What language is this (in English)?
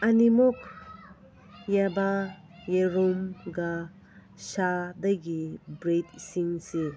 Manipuri